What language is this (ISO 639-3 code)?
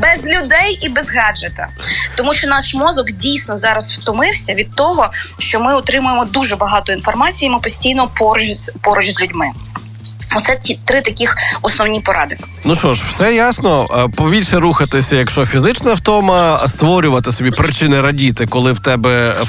ukr